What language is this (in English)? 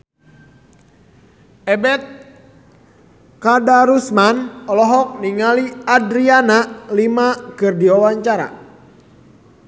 Sundanese